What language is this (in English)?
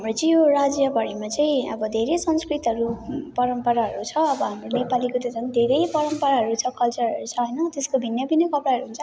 Nepali